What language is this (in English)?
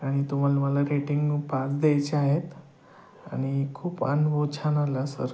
Marathi